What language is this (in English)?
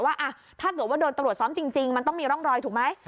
Thai